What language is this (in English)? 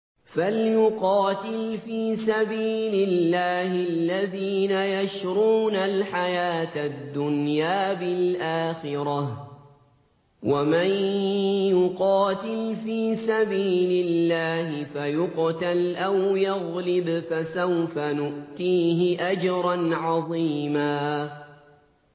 Arabic